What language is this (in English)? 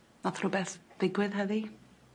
Welsh